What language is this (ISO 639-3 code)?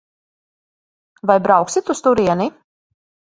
lav